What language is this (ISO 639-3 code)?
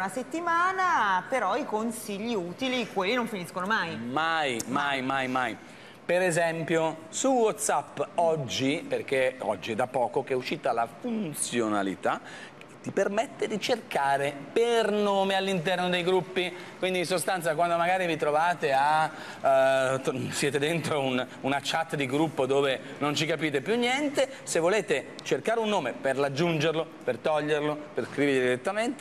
ita